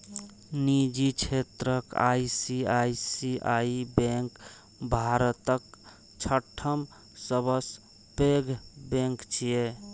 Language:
Maithili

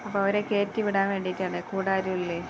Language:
Malayalam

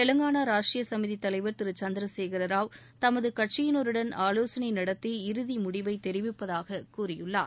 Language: Tamil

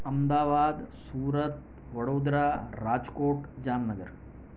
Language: Gujarati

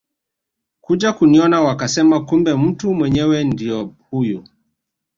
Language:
Swahili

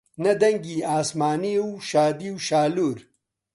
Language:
Central Kurdish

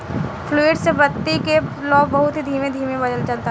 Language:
Bhojpuri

